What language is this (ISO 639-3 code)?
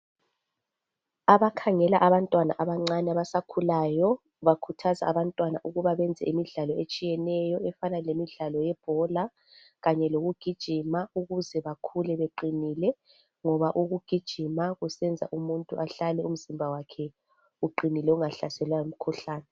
nde